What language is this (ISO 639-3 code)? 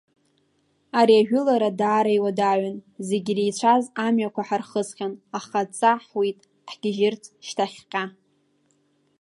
abk